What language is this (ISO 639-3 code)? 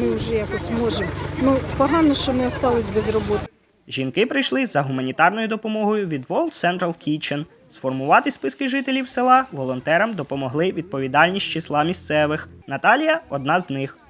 ukr